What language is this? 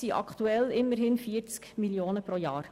Swiss German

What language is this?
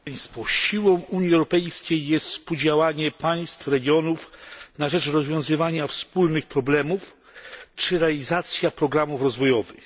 Polish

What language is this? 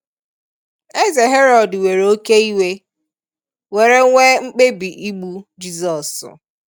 Igbo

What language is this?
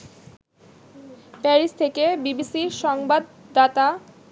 Bangla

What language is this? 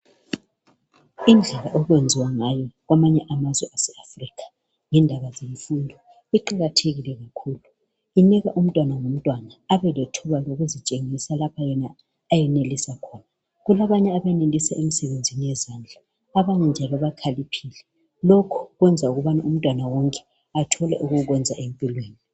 North Ndebele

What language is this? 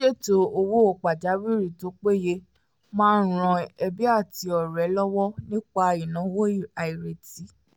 Yoruba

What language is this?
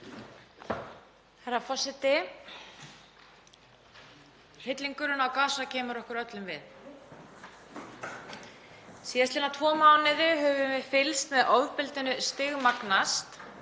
Icelandic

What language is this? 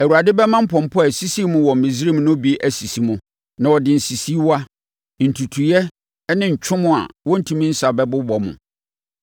Akan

